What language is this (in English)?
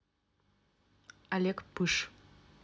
Russian